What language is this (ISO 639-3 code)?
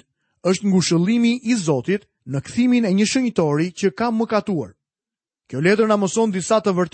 hrv